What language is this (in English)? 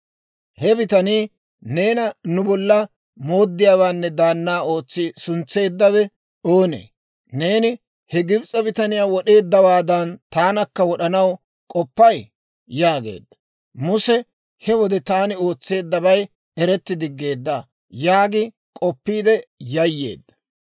Dawro